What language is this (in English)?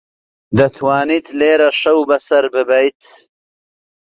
Central Kurdish